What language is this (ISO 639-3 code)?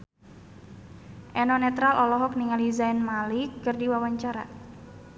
sun